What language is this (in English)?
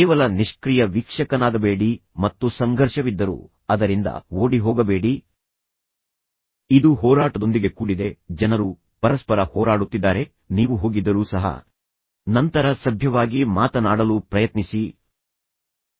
Kannada